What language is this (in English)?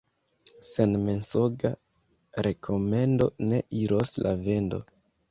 Esperanto